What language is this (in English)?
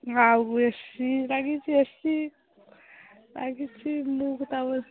Odia